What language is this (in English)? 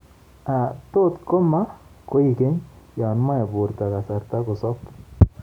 Kalenjin